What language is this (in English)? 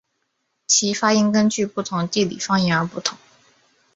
Chinese